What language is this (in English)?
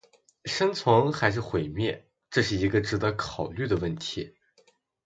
Chinese